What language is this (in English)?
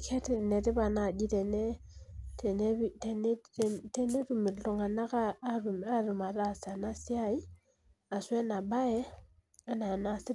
Masai